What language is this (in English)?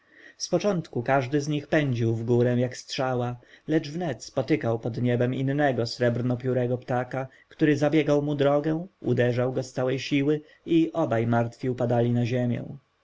Polish